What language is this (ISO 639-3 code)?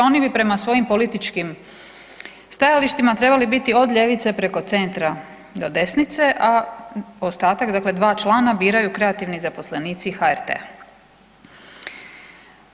hrv